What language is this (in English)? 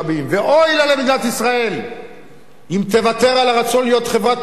Hebrew